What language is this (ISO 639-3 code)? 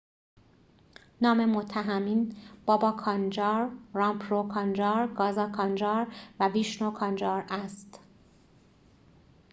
fas